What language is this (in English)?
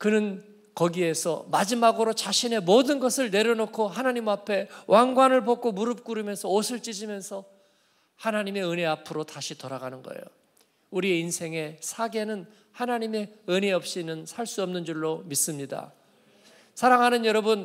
Korean